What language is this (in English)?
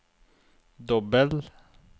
Norwegian